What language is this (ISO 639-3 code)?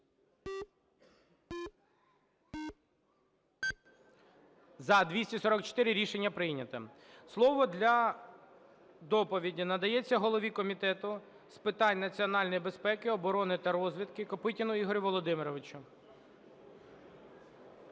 ukr